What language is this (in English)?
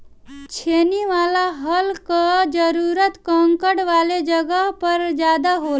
Bhojpuri